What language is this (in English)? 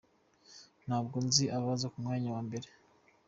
Kinyarwanda